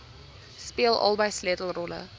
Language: Afrikaans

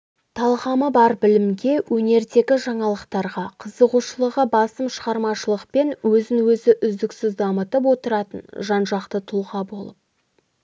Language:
Kazakh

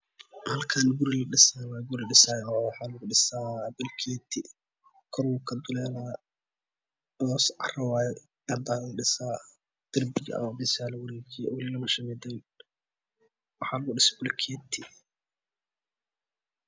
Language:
Somali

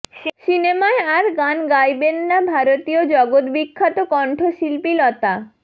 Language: Bangla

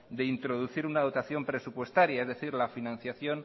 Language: Spanish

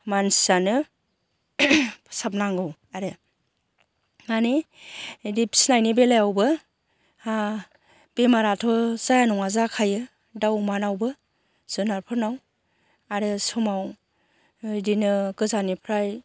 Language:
Bodo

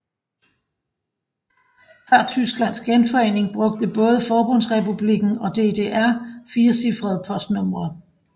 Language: Danish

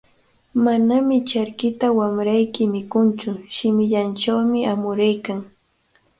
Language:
Cajatambo North Lima Quechua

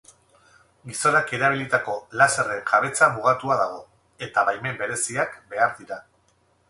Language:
Basque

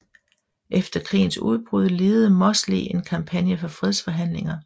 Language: Danish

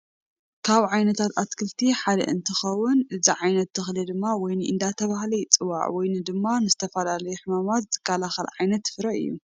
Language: Tigrinya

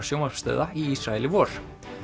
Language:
Icelandic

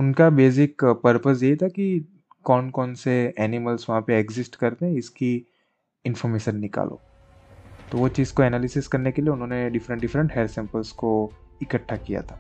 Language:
Hindi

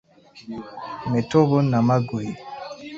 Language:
Ganda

